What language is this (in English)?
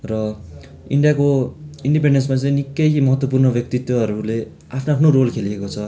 Nepali